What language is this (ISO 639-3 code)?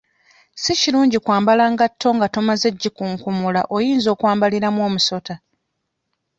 lug